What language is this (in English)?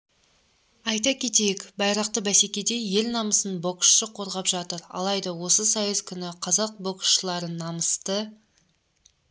Kazakh